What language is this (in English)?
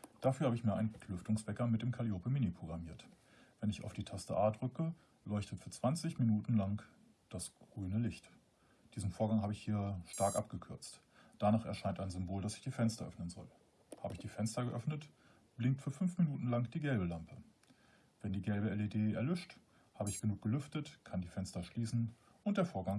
German